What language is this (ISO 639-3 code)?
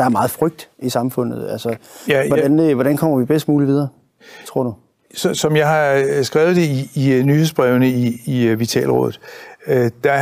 dan